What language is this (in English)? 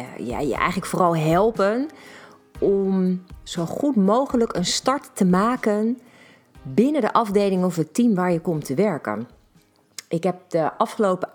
Dutch